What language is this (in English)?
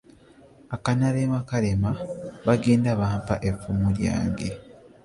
Ganda